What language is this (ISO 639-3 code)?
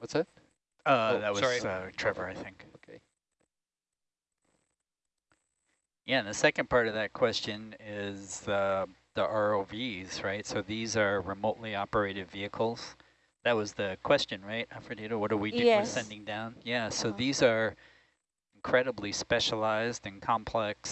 eng